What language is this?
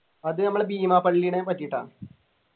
Malayalam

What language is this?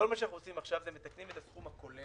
Hebrew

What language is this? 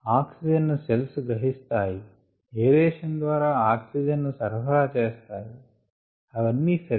Telugu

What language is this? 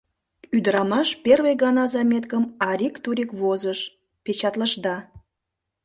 Mari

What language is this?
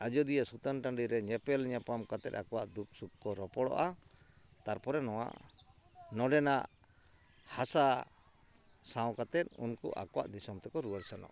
Santali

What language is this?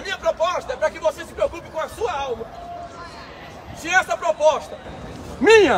Portuguese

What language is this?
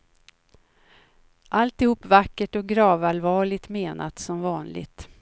Swedish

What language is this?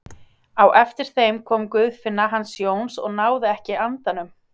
Icelandic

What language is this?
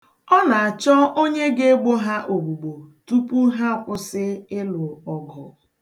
Igbo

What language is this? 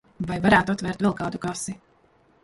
Latvian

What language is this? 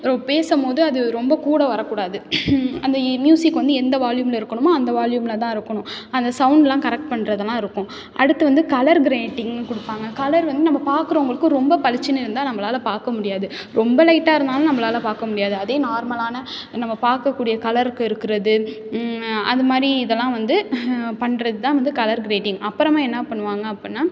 Tamil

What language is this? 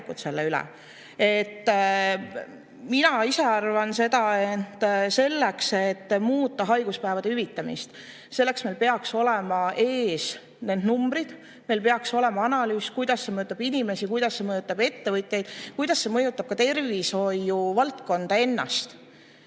Estonian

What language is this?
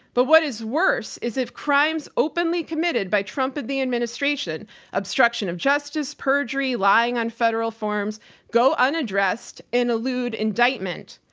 English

